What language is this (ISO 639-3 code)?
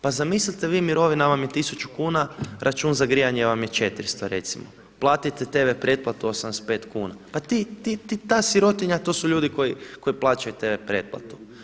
hrv